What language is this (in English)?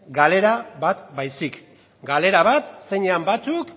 Basque